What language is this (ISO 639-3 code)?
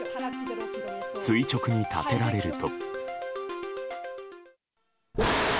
jpn